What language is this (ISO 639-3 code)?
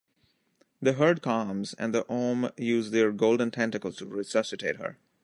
eng